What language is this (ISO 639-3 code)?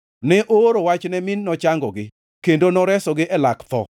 luo